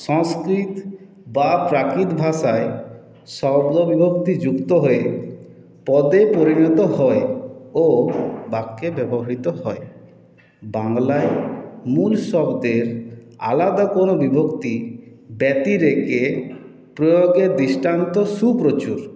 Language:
Bangla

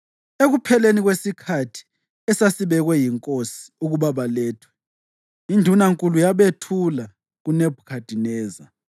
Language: North Ndebele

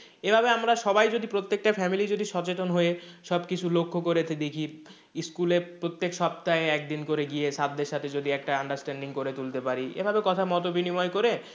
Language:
Bangla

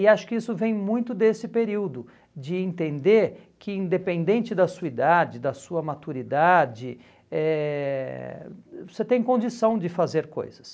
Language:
Portuguese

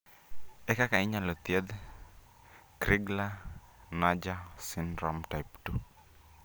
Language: Luo (Kenya and Tanzania)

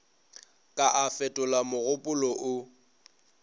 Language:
Northern Sotho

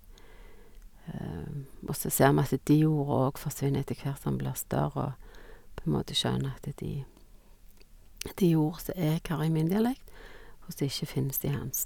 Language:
Norwegian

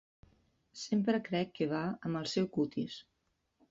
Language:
Catalan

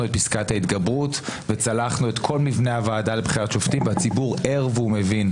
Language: Hebrew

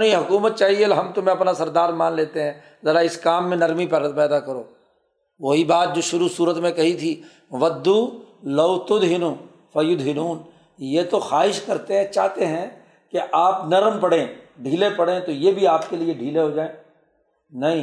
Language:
Urdu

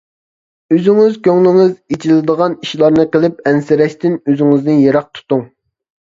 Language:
Uyghur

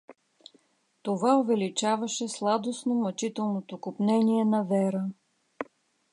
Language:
Bulgarian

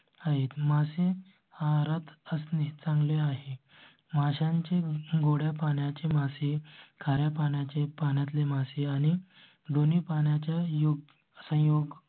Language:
Marathi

